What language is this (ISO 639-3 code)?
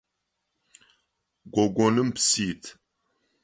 ady